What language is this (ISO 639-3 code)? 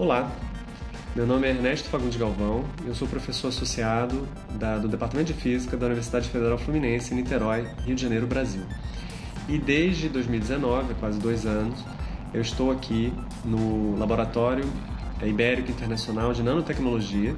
por